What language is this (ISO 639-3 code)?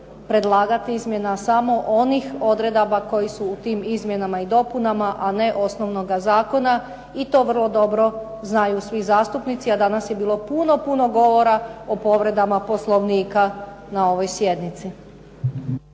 hrv